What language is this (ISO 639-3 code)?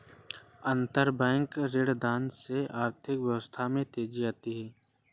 hin